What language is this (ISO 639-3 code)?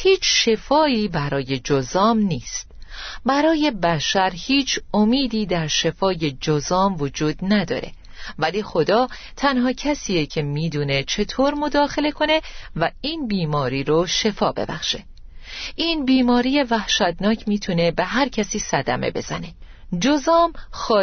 fas